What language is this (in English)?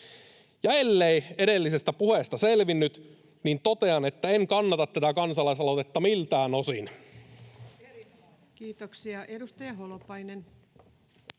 Finnish